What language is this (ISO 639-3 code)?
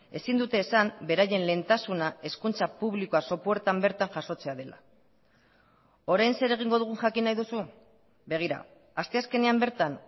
eus